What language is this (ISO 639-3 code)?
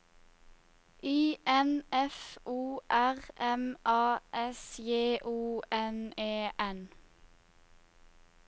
nor